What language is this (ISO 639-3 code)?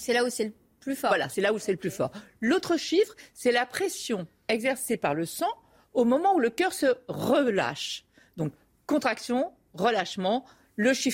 fra